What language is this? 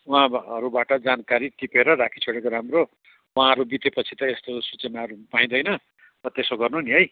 Nepali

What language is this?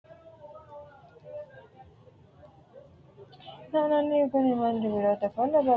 Sidamo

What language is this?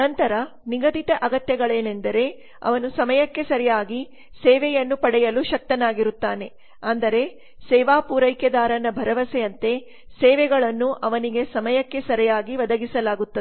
Kannada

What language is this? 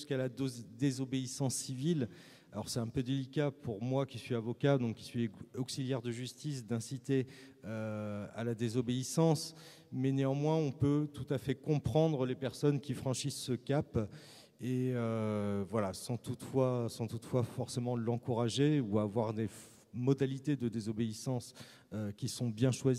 French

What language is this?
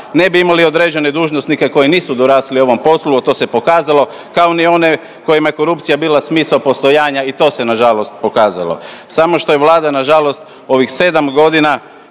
Croatian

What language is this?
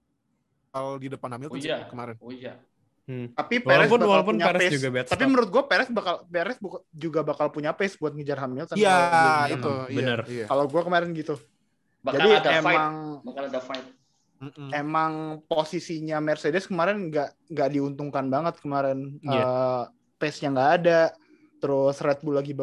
Indonesian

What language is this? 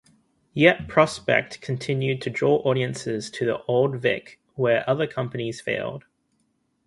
English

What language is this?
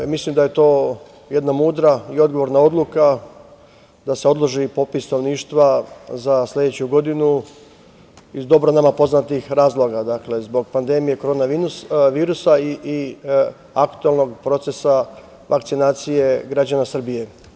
Serbian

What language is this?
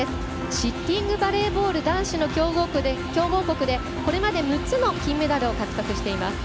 Japanese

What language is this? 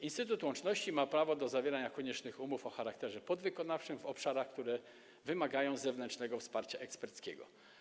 Polish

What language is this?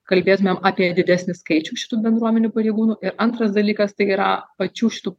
Lithuanian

